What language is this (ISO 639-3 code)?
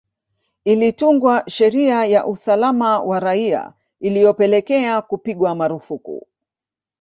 swa